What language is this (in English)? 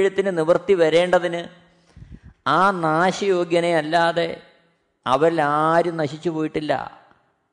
Malayalam